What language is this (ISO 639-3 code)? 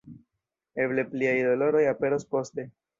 epo